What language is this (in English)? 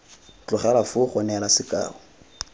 Tswana